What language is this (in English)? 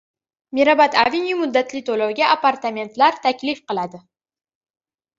Uzbek